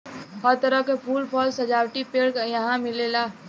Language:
Bhojpuri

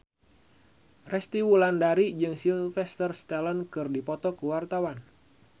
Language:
Sundanese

